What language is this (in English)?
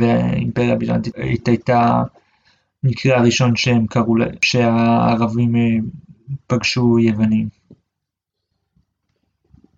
Hebrew